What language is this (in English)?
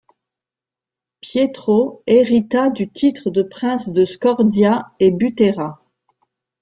French